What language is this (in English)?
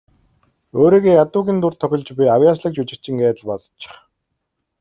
Mongolian